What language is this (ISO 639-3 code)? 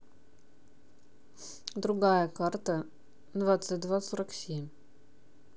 rus